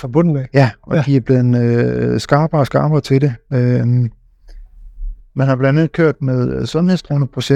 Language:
Danish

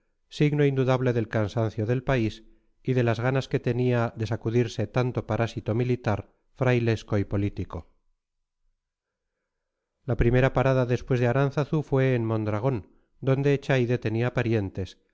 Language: Spanish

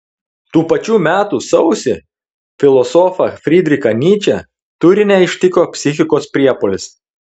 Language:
Lithuanian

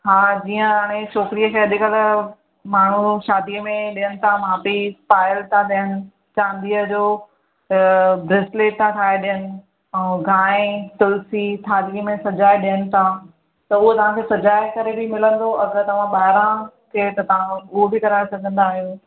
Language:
Sindhi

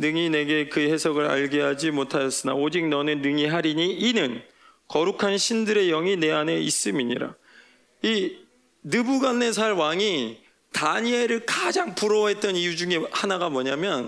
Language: Korean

